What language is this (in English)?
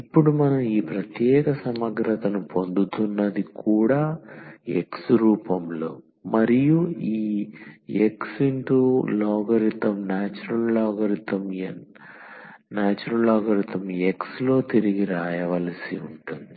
Telugu